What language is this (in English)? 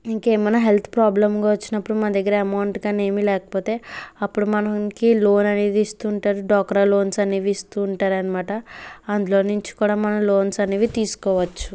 Telugu